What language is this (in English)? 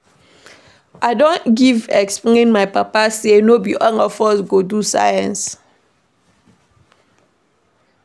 Nigerian Pidgin